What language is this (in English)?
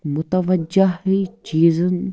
Kashmiri